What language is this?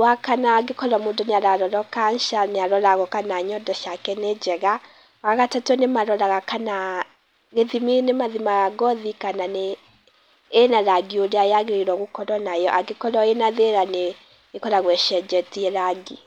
Kikuyu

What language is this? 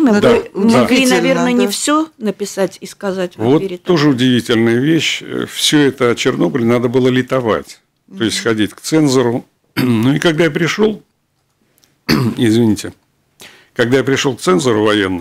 Russian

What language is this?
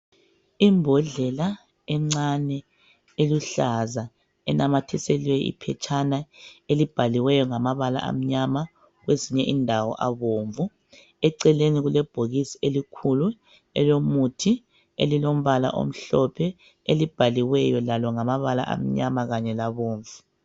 North Ndebele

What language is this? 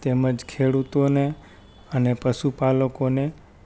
Gujarati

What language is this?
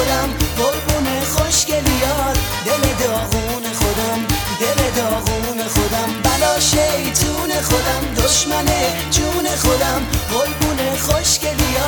Persian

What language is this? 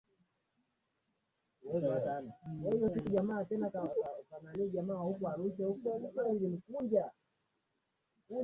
Swahili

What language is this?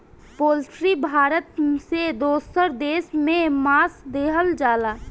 Bhojpuri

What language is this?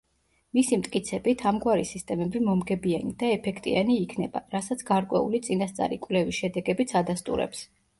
Georgian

